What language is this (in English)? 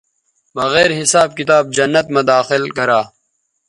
Bateri